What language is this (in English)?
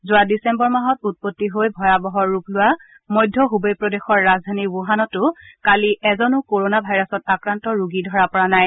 Assamese